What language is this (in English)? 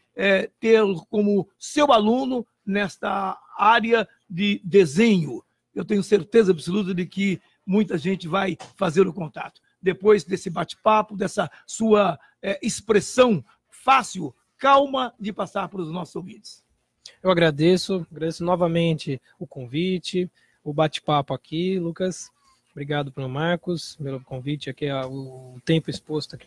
Portuguese